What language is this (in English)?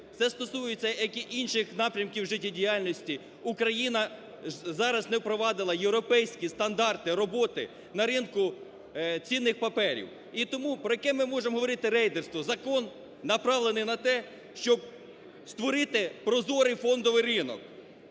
Ukrainian